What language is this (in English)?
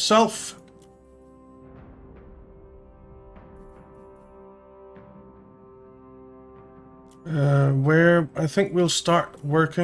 English